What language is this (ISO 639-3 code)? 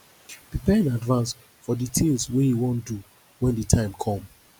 pcm